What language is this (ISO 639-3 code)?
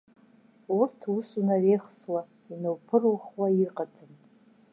abk